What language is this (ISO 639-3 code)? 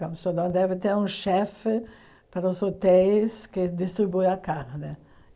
por